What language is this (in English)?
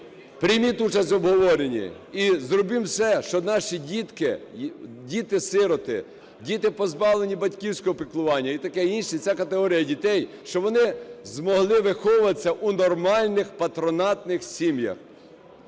Ukrainian